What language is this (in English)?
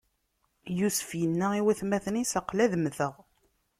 Kabyle